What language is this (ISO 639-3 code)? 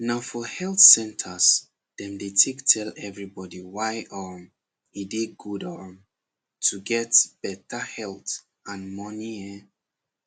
pcm